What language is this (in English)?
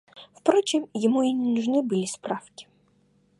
Russian